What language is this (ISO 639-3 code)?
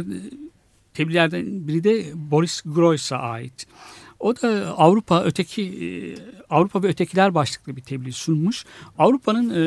tur